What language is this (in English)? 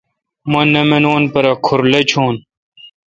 Kalkoti